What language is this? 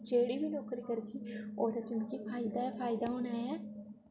Dogri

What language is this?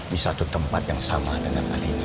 Indonesian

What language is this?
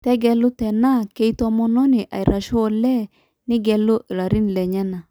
Masai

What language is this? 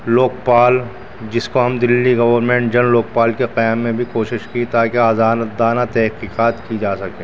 Urdu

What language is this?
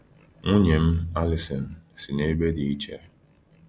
Igbo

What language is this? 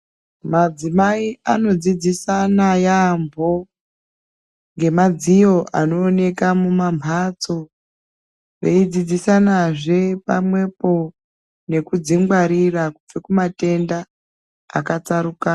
Ndau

